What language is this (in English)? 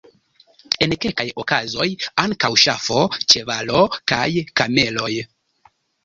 Esperanto